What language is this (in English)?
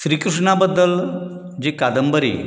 Konkani